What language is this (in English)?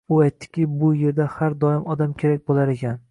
Uzbek